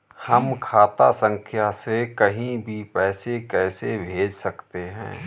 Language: Hindi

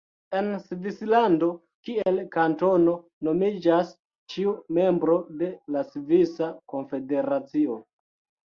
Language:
Esperanto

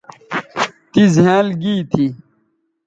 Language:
Bateri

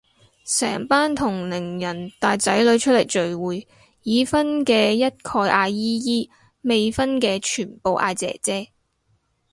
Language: Cantonese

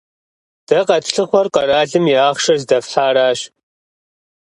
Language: Kabardian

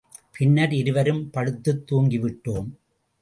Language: Tamil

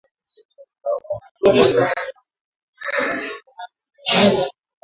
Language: Swahili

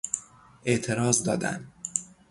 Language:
Persian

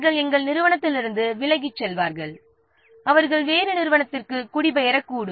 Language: Tamil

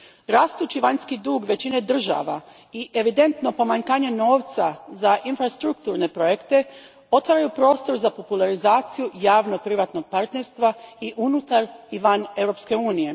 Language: Croatian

